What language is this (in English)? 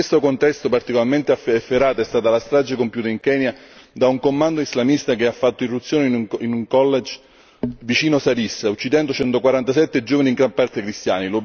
Italian